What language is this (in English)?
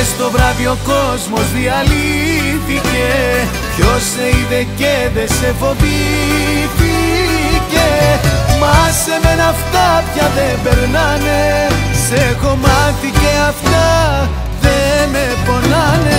Greek